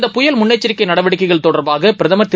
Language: Tamil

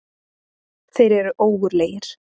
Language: Icelandic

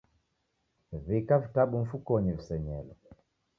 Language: Taita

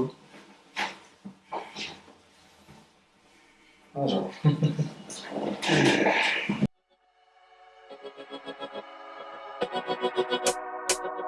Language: Italian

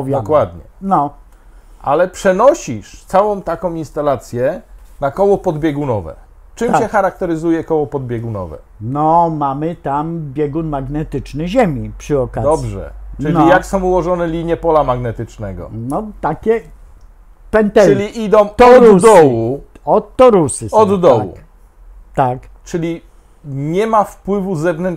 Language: Polish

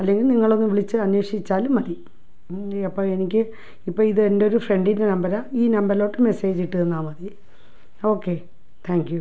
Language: Malayalam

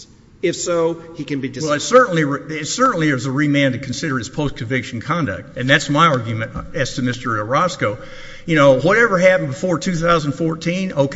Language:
English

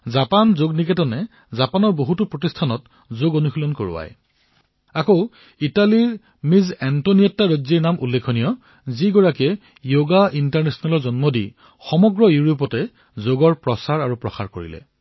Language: Assamese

